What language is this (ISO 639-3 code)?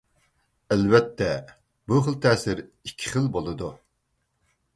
uig